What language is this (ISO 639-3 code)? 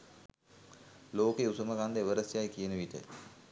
sin